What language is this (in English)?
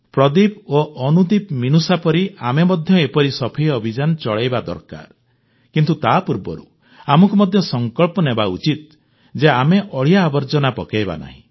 Odia